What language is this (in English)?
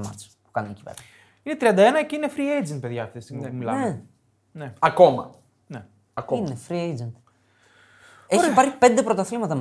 Greek